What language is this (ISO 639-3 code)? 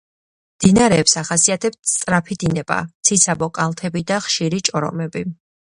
kat